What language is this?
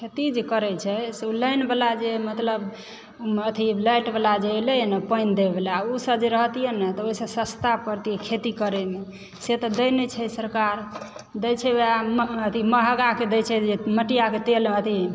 Maithili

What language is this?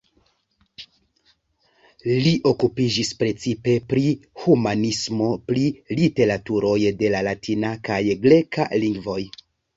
Esperanto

